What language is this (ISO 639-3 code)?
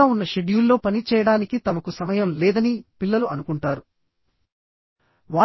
tel